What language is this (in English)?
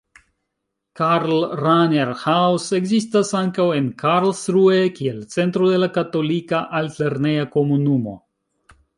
Esperanto